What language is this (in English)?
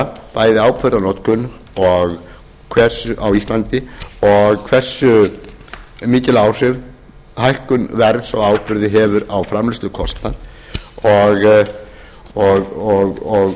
Icelandic